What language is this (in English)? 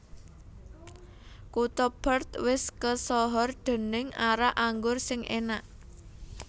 Javanese